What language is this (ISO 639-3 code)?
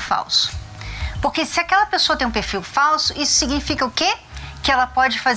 por